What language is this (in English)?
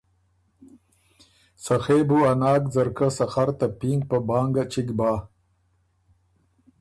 Ormuri